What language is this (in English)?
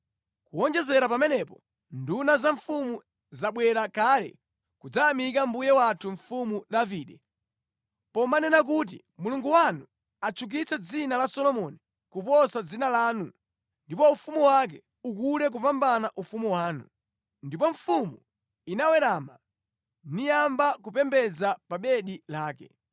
Nyanja